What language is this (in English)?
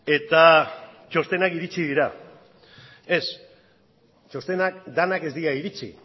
Basque